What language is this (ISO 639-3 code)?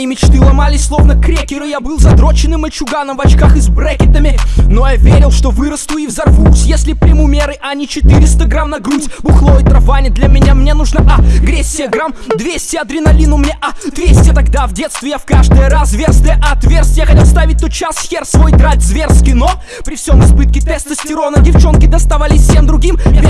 rus